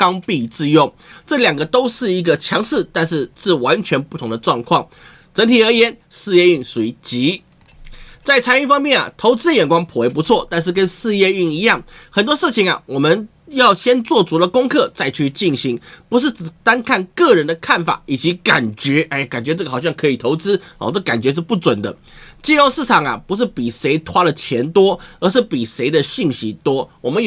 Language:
Chinese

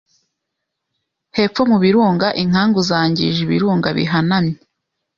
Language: Kinyarwanda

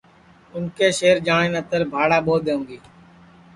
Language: Sansi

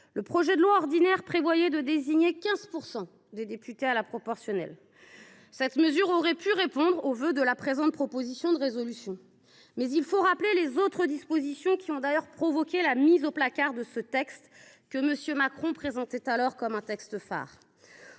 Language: French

